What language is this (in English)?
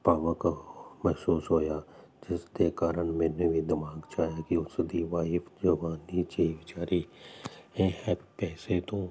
Punjabi